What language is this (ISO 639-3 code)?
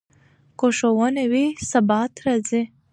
pus